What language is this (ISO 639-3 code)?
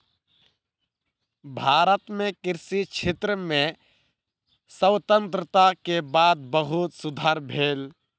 mai